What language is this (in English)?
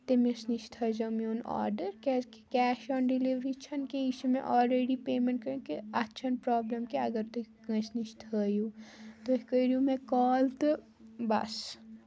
Kashmiri